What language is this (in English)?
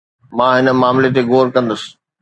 Sindhi